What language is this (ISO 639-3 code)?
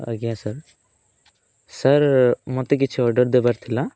ori